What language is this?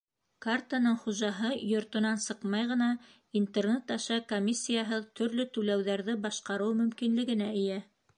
Bashkir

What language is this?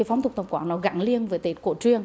Vietnamese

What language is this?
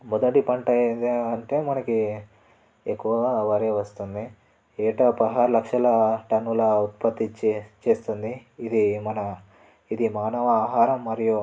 Telugu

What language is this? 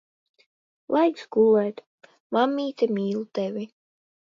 Latvian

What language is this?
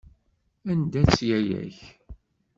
Kabyle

